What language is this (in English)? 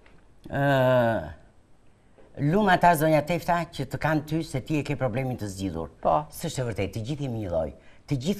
Romanian